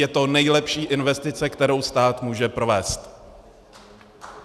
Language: Czech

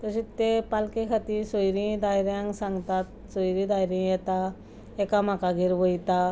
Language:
Konkani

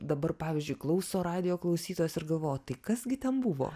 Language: Lithuanian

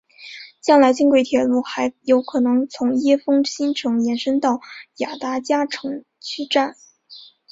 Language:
Chinese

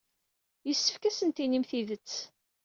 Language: Kabyle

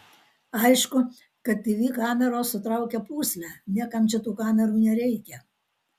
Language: Lithuanian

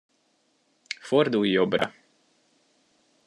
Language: Hungarian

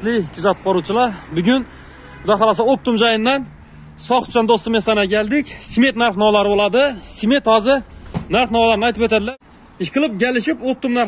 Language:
Turkish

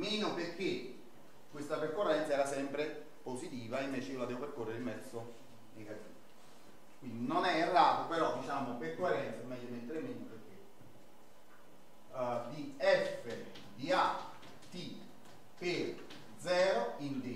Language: Italian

